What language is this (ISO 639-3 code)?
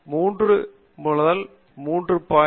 tam